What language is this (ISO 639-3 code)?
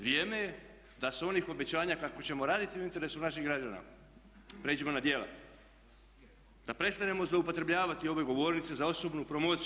hrv